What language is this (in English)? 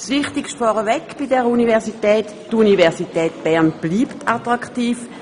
Swiss German